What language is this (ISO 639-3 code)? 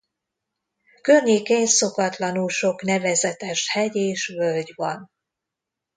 hun